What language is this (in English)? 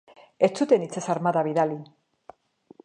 Basque